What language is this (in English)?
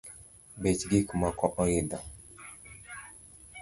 Luo (Kenya and Tanzania)